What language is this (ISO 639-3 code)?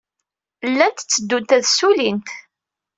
kab